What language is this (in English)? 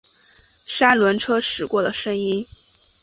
Chinese